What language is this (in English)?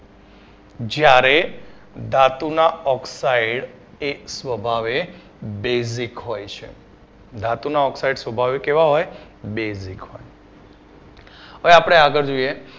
Gujarati